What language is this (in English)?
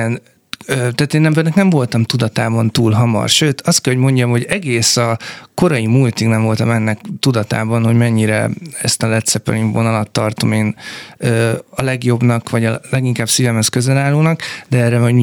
Hungarian